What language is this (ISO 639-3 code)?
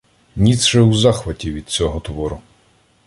ukr